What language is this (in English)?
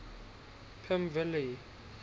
English